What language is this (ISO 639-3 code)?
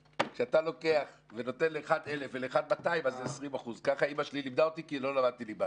heb